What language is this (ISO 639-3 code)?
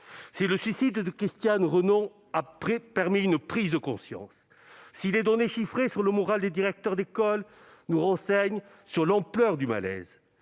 fra